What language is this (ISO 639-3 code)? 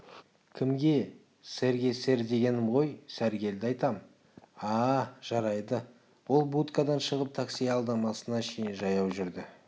kaz